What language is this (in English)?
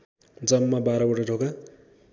Nepali